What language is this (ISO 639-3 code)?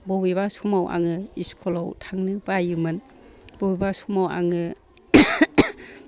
brx